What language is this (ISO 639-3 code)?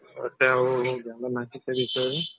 ori